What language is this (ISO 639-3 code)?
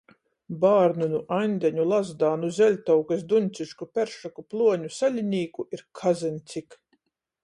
ltg